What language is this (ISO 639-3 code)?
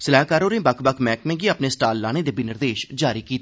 doi